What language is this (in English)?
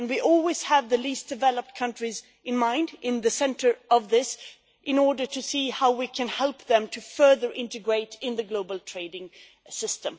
English